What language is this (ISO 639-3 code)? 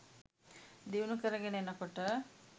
sin